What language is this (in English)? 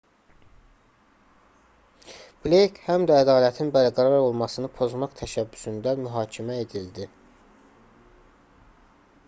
Azerbaijani